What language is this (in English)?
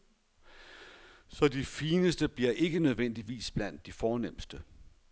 Danish